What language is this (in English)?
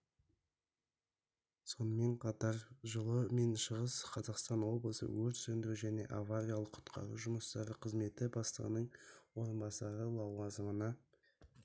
Kazakh